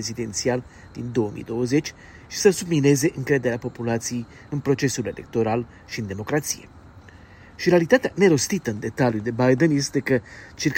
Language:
Romanian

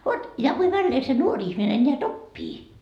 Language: Finnish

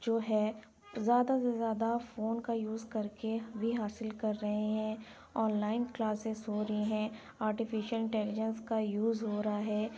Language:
Urdu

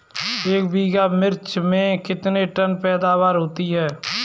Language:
Hindi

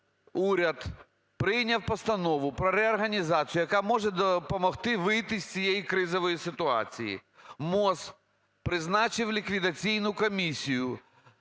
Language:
Ukrainian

